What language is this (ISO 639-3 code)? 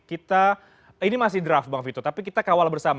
ind